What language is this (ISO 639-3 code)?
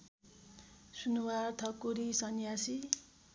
nep